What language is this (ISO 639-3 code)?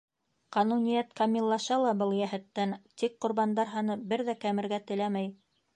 bak